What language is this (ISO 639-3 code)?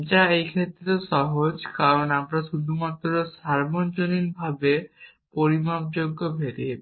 ben